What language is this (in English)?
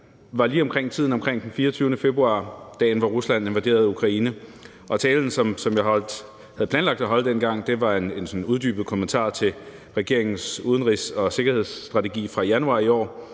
Danish